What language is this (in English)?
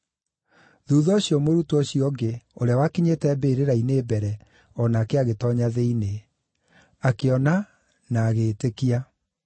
Kikuyu